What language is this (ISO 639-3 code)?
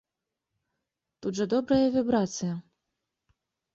bel